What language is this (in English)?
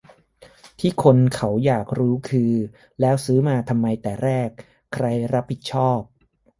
Thai